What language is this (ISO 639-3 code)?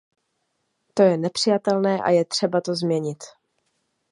ces